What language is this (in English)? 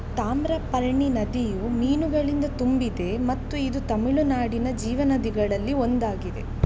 Kannada